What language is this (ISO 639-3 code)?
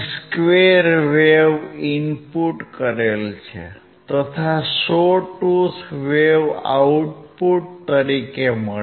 guj